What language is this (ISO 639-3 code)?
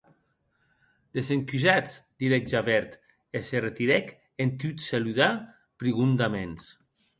oci